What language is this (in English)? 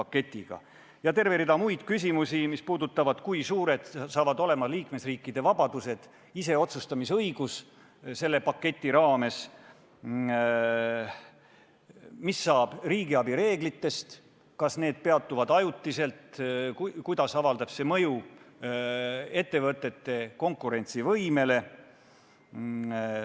Estonian